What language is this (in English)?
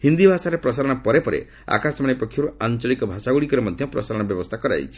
Odia